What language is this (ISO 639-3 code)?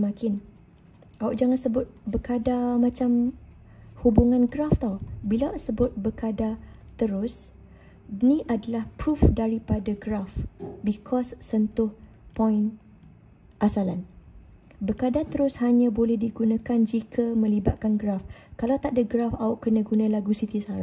msa